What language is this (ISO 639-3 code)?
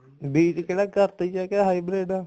pan